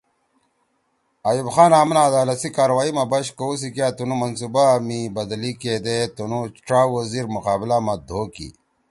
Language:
Torwali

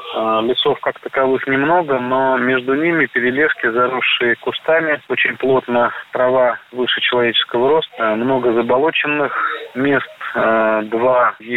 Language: Russian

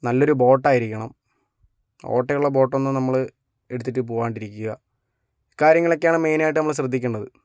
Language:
Malayalam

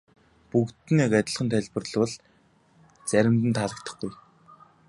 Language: Mongolian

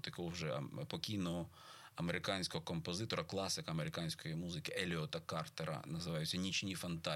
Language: Ukrainian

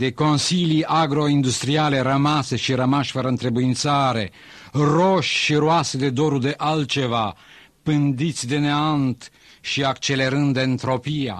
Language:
Romanian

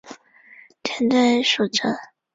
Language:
Chinese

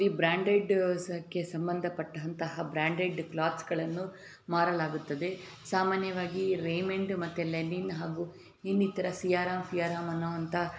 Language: Kannada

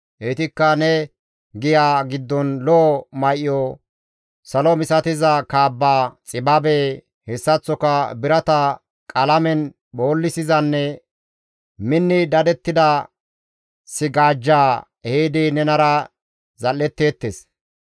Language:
Gamo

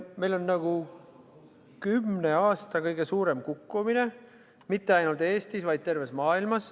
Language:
Estonian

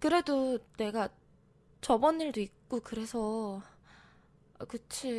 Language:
Korean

